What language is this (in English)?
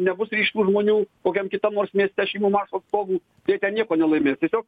Lithuanian